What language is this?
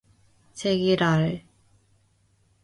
Korean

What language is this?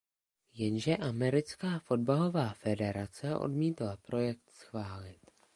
Czech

